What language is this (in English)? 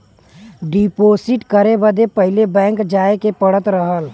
Bhojpuri